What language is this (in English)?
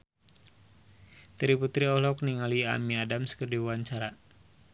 Sundanese